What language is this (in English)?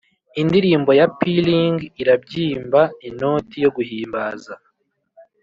Kinyarwanda